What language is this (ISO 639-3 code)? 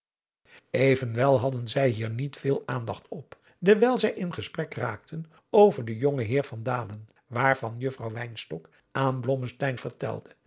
nld